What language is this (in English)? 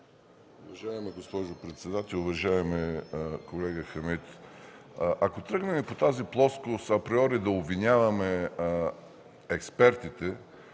Bulgarian